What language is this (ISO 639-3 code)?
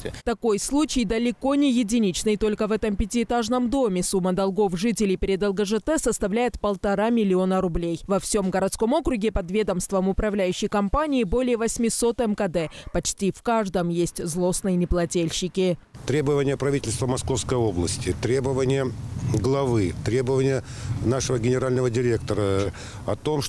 rus